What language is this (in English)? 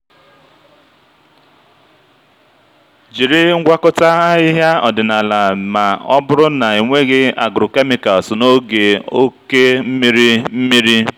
Igbo